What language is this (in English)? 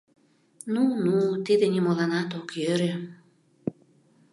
Mari